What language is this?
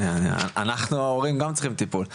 Hebrew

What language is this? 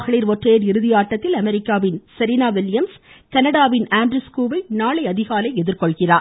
Tamil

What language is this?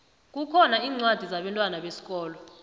South Ndebele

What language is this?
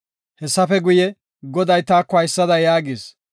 Gofa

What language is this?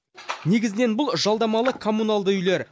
Kazakh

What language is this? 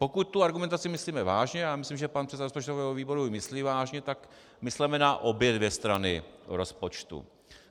Czech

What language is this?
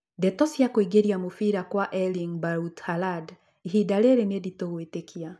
Kikuyu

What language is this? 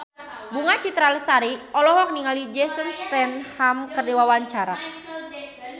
Sundanese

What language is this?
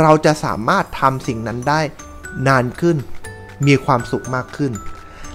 Thai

